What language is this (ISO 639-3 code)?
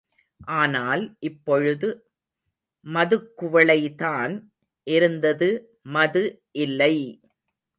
tam